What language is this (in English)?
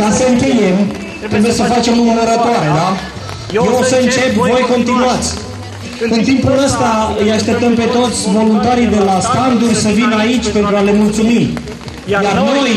Romanian